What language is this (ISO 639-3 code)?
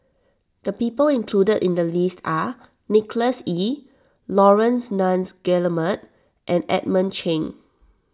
eng